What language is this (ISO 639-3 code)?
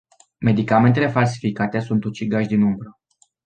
ron